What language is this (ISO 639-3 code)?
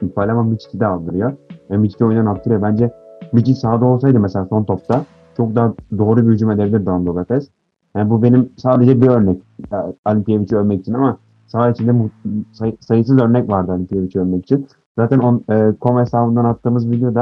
tur